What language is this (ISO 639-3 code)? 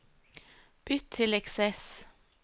nor